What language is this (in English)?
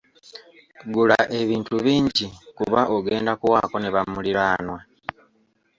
Ganda